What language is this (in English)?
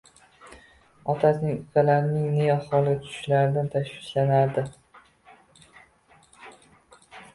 Uzbek